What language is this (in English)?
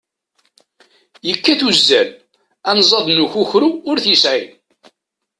Kabyle